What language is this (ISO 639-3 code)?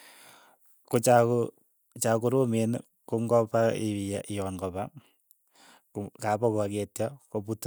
eyo